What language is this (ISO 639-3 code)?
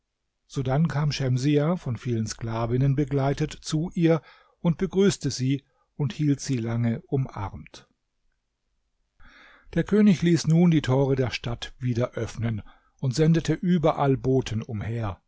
deu